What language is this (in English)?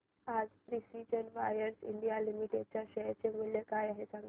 Marathi